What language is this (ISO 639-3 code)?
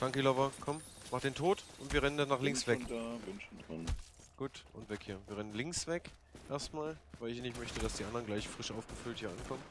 deu